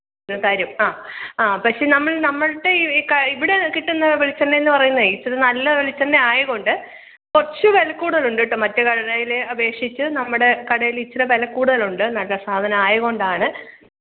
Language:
Malayalam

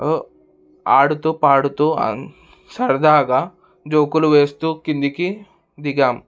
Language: Telugu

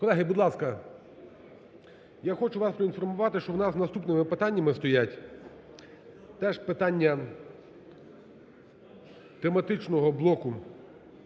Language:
Ukrainian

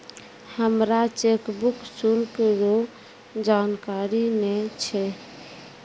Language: Maithili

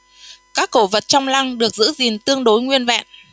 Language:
Vietnamese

